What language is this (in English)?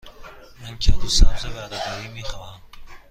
Persian